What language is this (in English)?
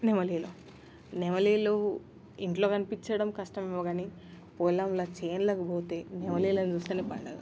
Telugu